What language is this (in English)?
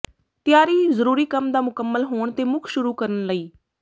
Punjabi